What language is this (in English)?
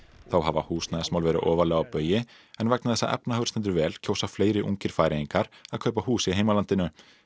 Icelandic